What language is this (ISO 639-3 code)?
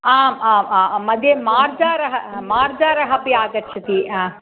san